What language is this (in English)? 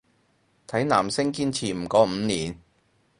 Cantonese